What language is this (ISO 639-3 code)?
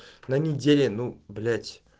rus